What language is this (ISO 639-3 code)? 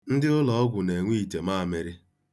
ibo